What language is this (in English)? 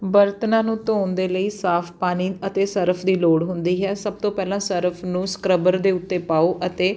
Punjabi